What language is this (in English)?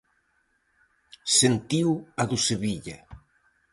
Galician